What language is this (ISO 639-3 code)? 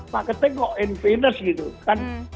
ind